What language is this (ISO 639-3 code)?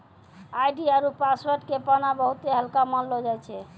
mai